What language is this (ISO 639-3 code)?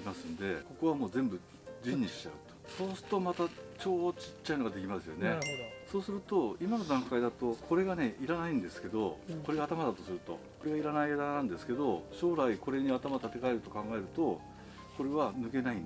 jpn